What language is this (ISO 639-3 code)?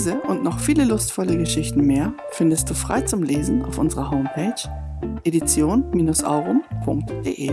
deu